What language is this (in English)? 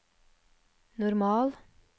Norwegian